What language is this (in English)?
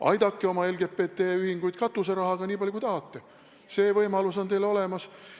Estonian